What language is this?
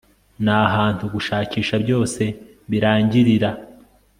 Kinyarwanda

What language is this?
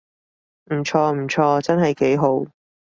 Cantonese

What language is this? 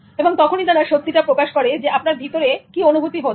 Bangla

